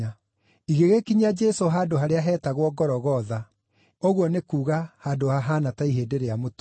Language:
Kikuyu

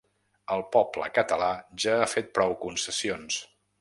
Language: Catalan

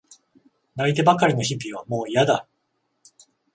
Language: Japanese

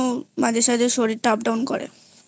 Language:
Bangla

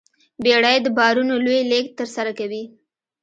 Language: Pashto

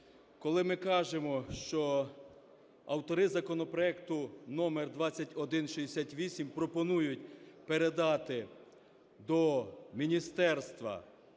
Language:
Ukrainian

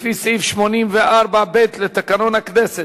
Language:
Hebrew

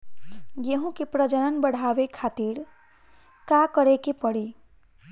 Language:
Bhojpuri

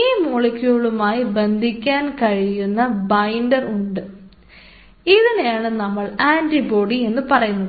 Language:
Malayalam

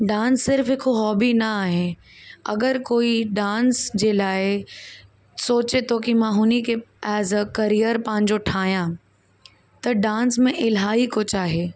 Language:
Sindhi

